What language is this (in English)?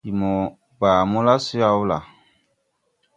Tupuri